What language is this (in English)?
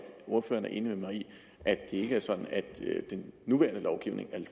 Danish